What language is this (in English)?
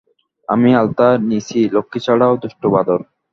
Bangla